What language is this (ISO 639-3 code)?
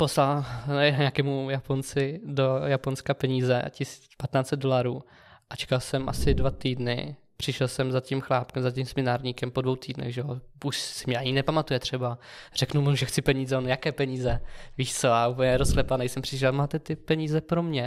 ces